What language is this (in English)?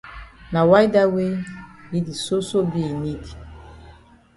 Cameroon Pidgin